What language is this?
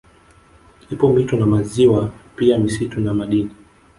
Swahili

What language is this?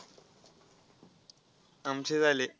Marathi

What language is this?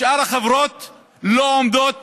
Hebrew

